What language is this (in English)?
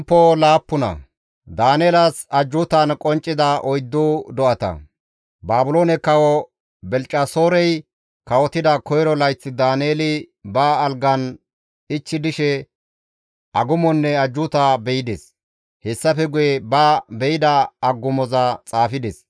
Gamo